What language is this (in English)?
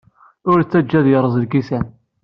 Kabyle